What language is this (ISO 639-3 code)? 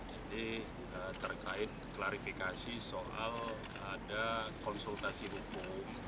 ind